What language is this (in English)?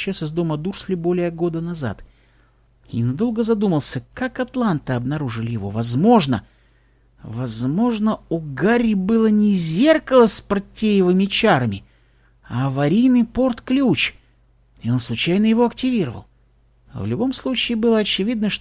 Russian